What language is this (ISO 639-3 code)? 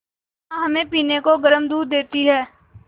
hin